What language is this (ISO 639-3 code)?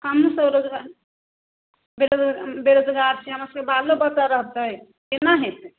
mai